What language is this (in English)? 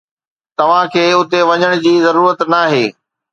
Sindhi